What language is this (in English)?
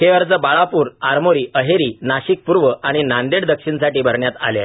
Marathi